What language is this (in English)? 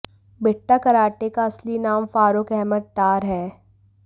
Hindi